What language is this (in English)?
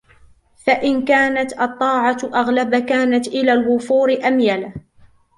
Arabic